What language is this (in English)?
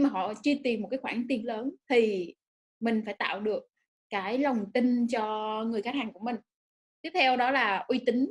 Vietnamese